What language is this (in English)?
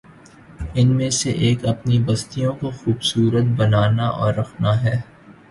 Urdu